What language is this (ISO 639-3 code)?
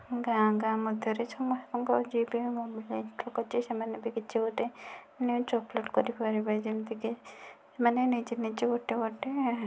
ori